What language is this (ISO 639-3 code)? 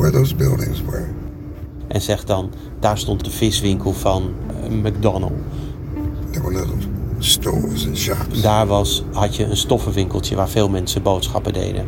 nld